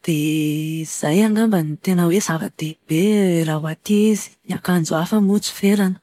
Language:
Malagasy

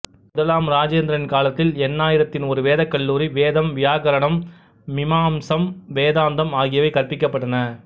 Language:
Tamil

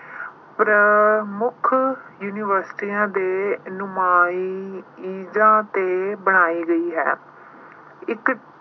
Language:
Punjabi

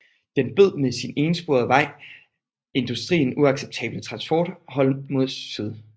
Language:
Danish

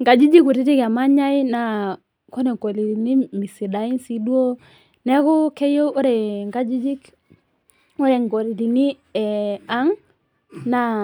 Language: Masai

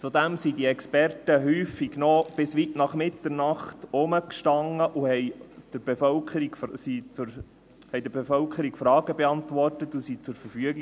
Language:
Swiss German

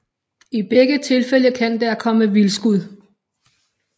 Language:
Danish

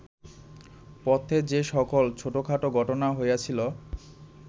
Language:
Bangla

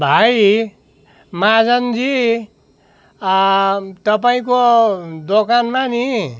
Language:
Nepali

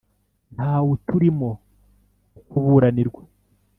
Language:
Kinyarwanda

